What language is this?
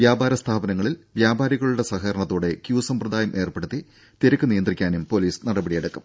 Malayalam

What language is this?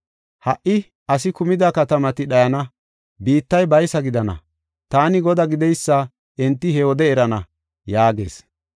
Gofa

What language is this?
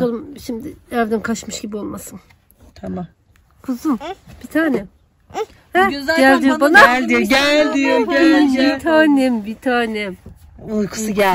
Turkish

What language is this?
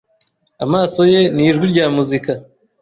Kinyarwanda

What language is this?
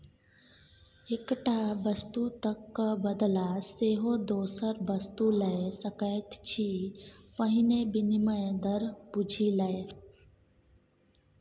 Maithili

